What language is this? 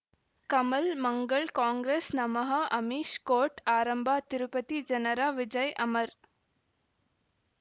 Kannada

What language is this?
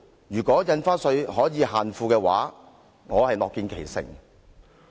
Cantonese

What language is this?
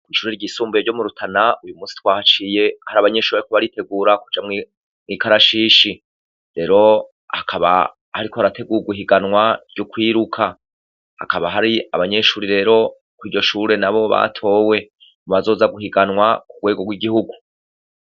Rundi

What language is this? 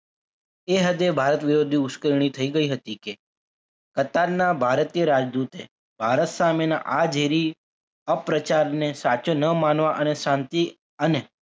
Gujarati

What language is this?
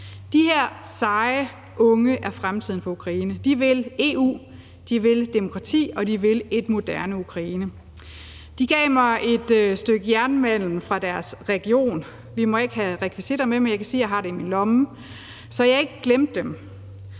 Danish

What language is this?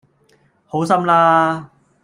Cantonese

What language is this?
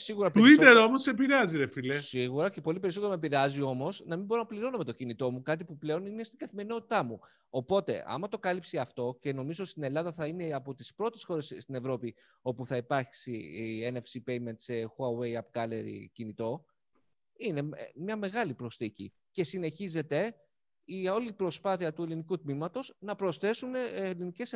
Greek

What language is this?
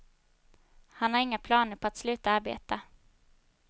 Swedish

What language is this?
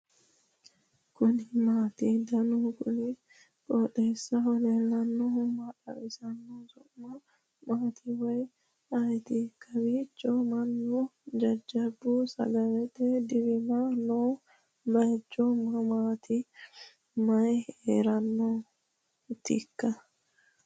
Sidamo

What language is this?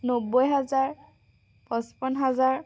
Assamese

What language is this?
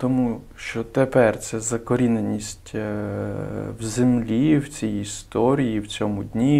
Ukrainian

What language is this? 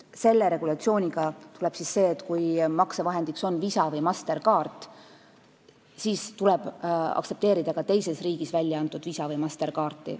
Estonian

